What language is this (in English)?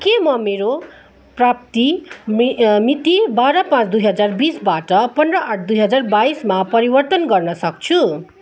Nepali